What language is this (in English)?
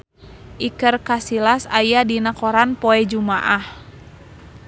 Sundanese